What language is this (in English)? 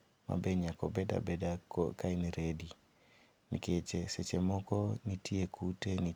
Luo (Kenya and Tanzania)